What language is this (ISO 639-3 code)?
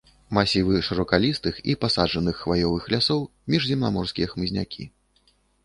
bel